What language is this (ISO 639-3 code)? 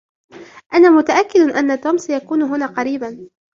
ara